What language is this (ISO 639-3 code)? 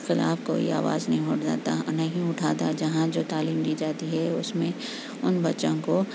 urd